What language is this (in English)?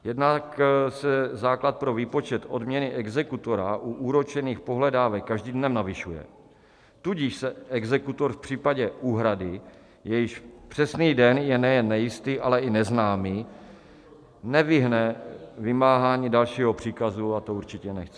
Czech